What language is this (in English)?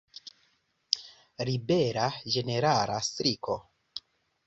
Esperanto